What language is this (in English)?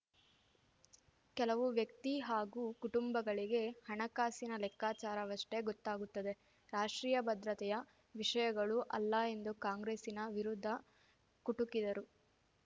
Kannada